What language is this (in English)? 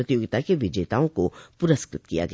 Hindi